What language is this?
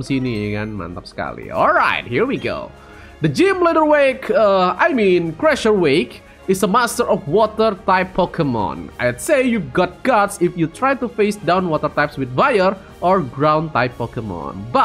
Indonesian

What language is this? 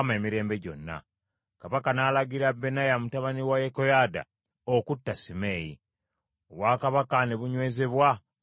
Ganda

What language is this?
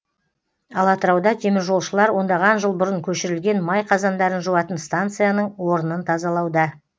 Kazakh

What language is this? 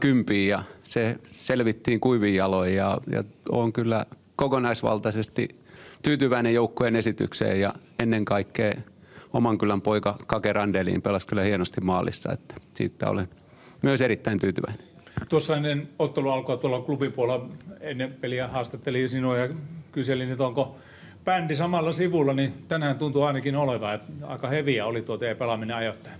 Finnish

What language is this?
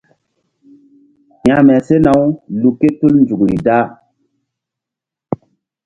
Mbum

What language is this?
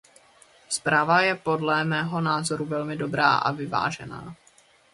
Czech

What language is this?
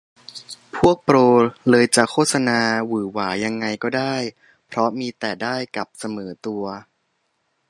Thai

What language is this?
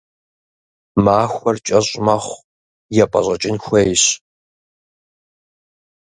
Kabardian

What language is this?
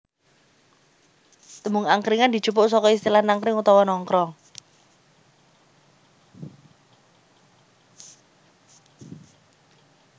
Javanese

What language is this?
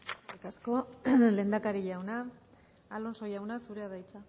Basque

